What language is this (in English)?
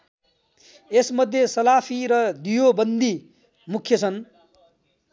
Nepali